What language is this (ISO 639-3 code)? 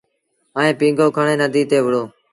sbn